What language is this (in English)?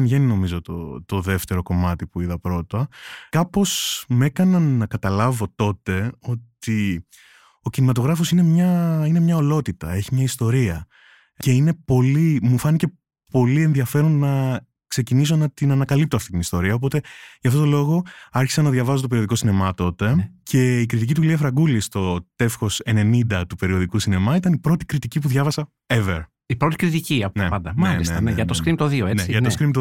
Greek